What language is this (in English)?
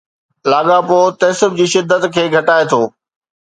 Sindhi